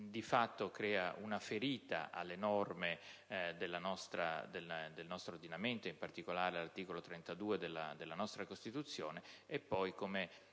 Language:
Italian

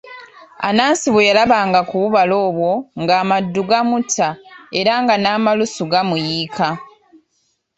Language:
Ganda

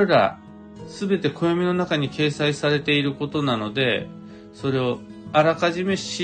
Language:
Japanese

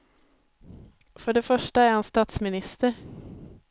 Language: Swedish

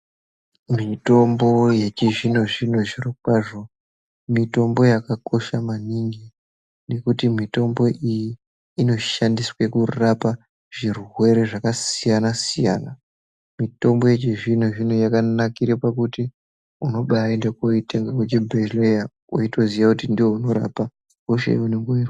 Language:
Ndau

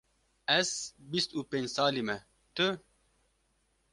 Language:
Kurdish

